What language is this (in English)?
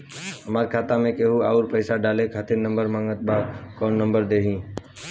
Bhojpuri